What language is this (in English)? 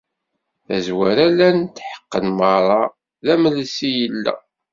Kabyle